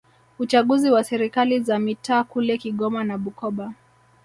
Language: Swahili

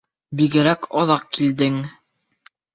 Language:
Bashkir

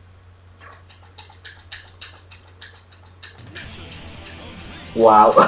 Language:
Spanish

